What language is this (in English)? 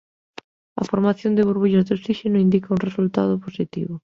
Galician